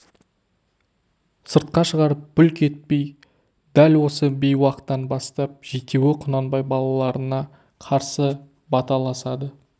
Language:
Kazakh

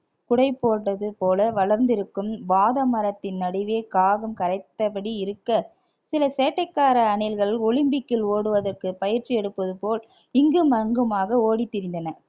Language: Tamil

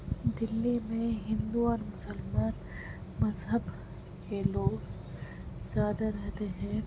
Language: Urdu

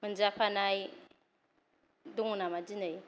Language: Bodo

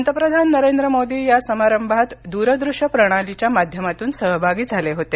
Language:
Marathi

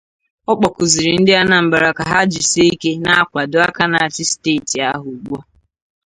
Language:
Igbo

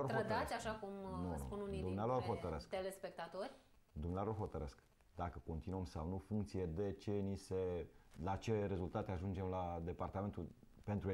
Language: Romanian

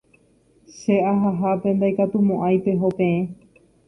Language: Guarani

